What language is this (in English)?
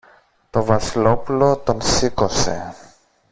Greek